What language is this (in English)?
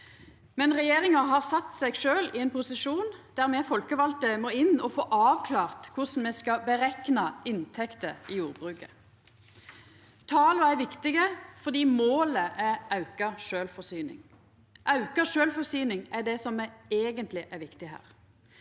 Norwegian